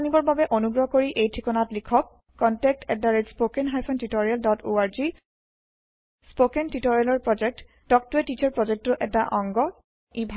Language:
Assamese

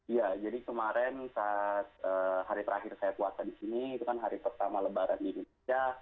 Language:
Indonesian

